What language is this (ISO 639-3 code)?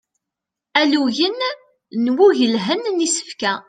kab